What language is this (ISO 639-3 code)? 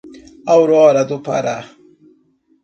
por